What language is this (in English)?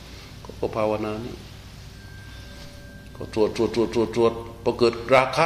Thai